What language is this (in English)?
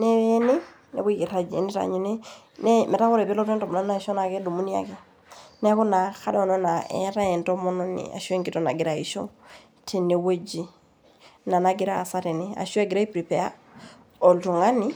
Masai